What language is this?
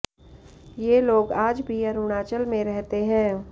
Hindi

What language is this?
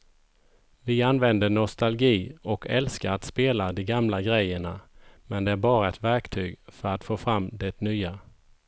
Swedish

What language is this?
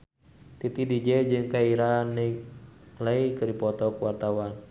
Sundanese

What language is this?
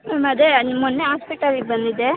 Kannada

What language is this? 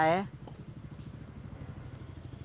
Portuguese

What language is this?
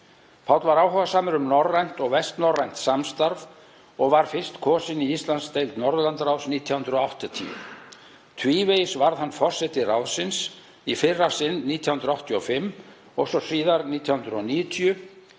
Icelandic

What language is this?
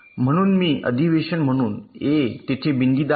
Marathi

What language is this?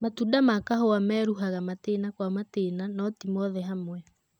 Kikuyu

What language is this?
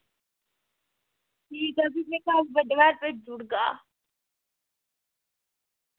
Dogri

